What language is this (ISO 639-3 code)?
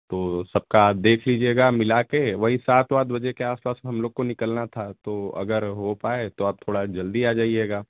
hin